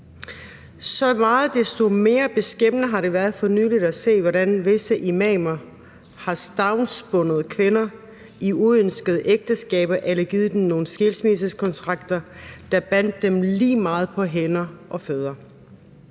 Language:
Danish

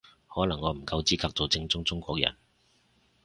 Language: Cantonese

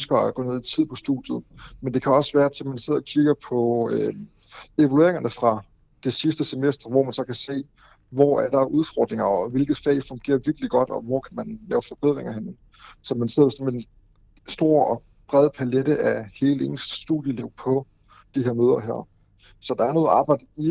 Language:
Danish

